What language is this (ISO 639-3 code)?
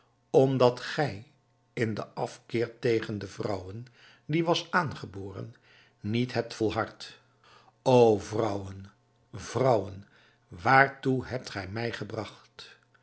nld